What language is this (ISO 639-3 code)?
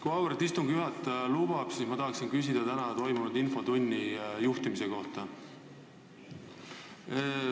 est